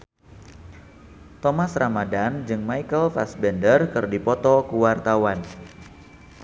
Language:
Sundanese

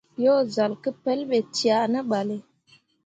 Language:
Mundang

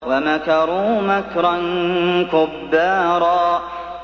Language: Arabic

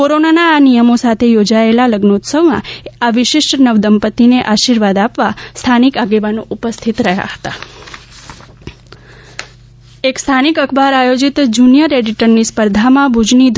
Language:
Gujarati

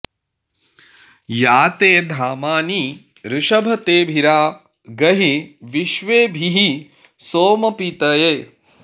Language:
Sanskrit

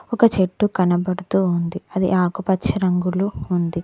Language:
Telugu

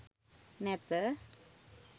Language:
Sinhala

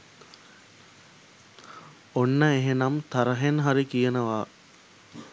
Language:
Sinhala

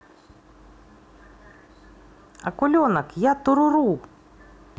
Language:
Russian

